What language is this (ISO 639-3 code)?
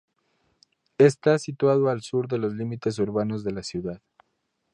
spa